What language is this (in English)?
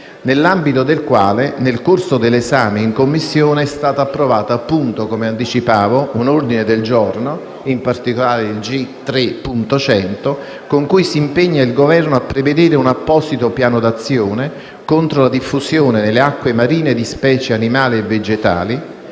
Italian